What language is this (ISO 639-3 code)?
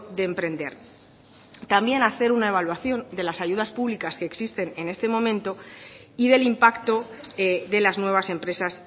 spa